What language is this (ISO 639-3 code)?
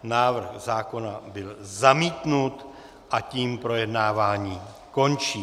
ces